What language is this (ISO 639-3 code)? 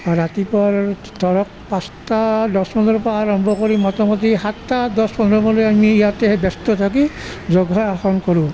asm